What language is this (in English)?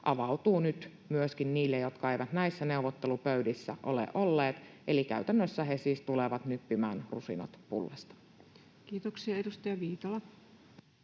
Finnish